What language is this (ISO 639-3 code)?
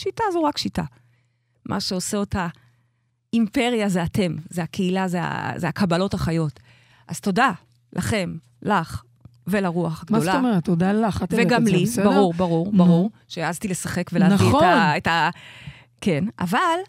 heb